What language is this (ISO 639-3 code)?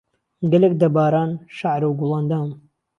ckb